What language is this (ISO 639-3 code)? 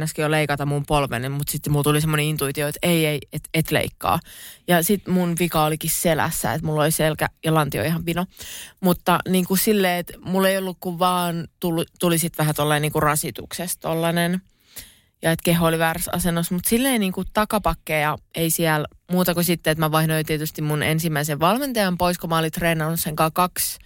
fin